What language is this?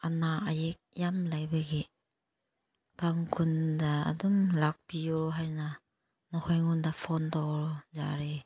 Manipuri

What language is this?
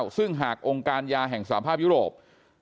Thai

